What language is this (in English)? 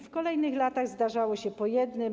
Polish